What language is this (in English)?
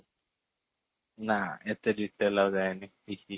Odia